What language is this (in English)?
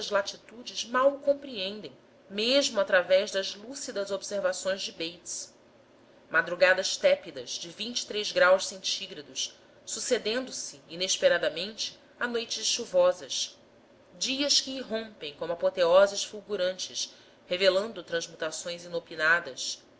Portuguese